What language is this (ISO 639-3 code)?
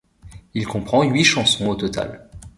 fra